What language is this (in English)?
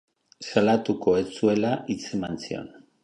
Basque